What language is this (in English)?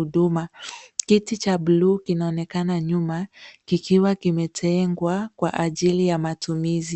Swahili